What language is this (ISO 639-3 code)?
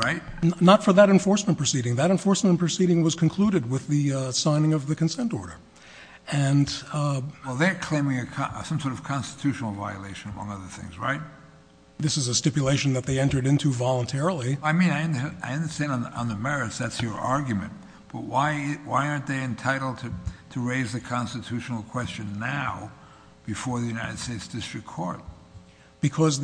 eng